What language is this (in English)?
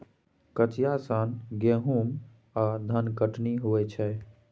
Maithili